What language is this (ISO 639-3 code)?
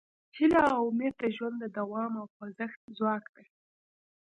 pus